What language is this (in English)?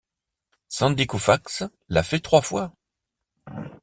French